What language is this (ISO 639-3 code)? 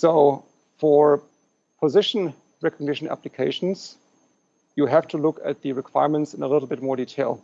eng